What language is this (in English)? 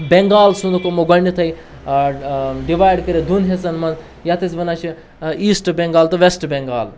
Kashmiri